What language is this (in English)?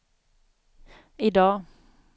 Swedish